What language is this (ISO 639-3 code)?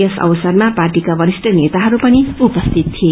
nep